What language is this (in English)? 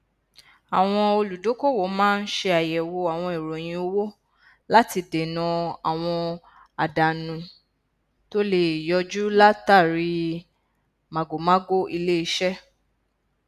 Yoruba